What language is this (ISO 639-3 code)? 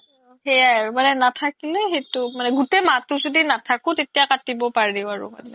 asm